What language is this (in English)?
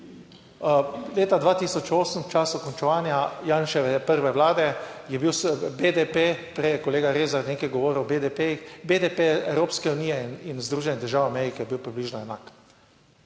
Slovenian